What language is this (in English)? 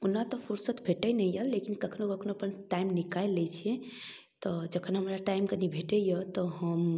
Maithili